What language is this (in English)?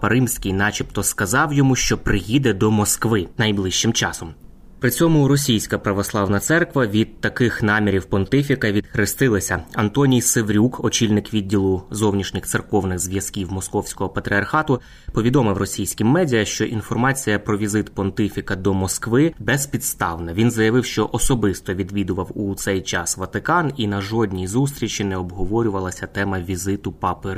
Ukrainian